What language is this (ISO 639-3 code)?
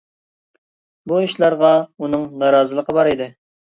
uig